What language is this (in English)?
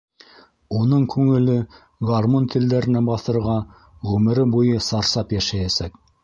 Bashkir